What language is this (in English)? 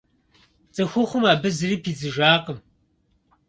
Kabardian